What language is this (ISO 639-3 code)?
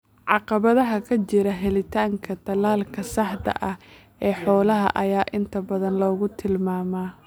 som